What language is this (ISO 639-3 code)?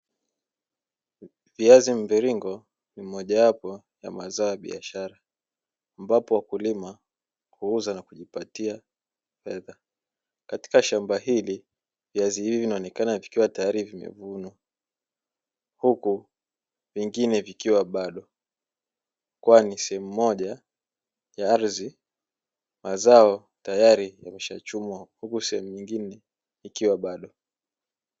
swa